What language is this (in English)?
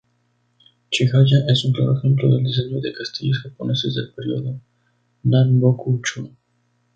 Spanish